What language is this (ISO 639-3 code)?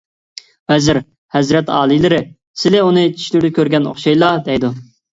uig